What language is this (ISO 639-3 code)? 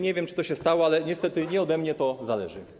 pol